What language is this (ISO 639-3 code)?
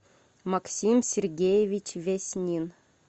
rus